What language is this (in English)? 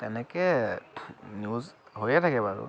Assamese